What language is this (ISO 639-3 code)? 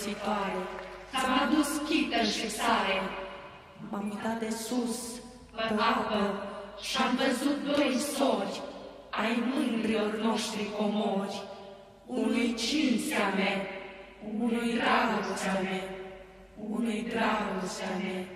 ron